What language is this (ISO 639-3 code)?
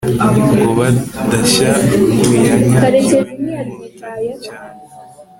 kin